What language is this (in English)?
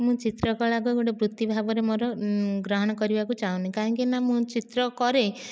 Odia